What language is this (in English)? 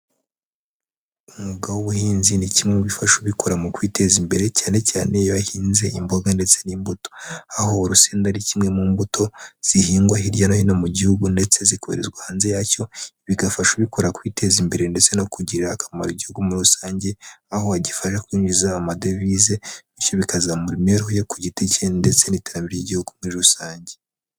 Kinyarwanda